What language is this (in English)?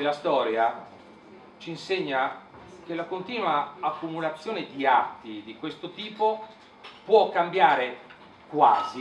Italian